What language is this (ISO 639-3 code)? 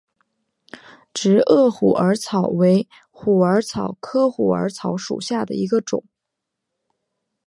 zho